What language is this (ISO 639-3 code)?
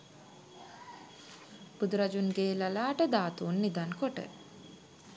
sin